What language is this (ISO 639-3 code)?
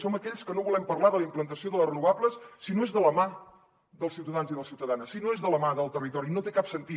cat